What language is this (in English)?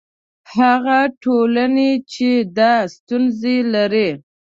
Pashto